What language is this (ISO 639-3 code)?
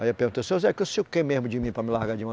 por